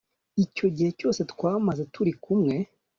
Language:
Kinyarwanda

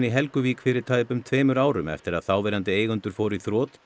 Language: Icelandic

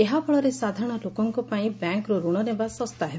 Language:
Odia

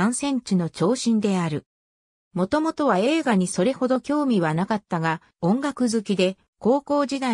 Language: Japanese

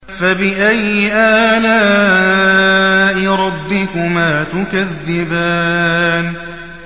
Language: Arabic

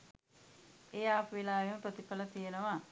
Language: Sinhala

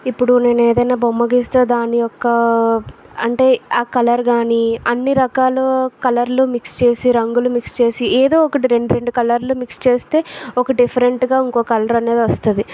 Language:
Telugu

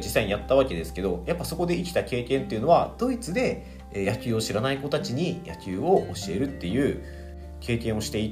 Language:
Japanese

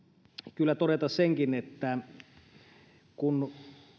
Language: Finnish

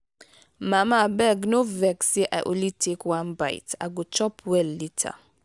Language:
Nigerian Pidgin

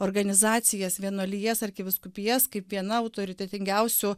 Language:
Lithuanian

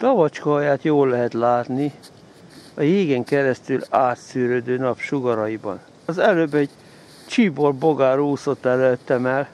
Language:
Hungarian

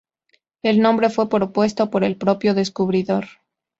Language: Spanish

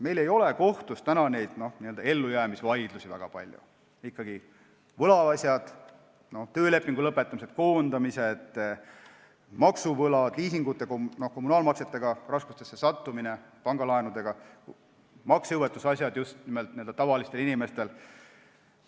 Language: Estonian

